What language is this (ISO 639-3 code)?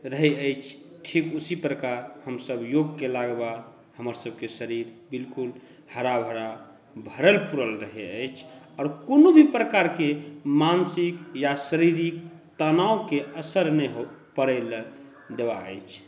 mai